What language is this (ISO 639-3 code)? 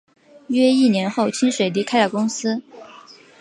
zho